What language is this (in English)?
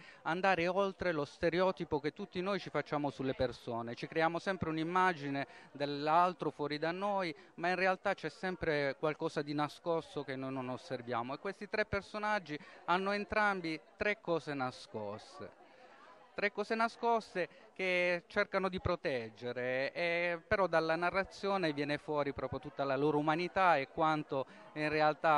Italian